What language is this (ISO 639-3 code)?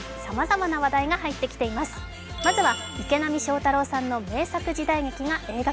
jpn